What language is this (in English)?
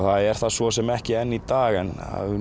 Icelandic